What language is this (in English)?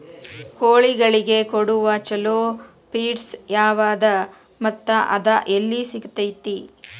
Kannada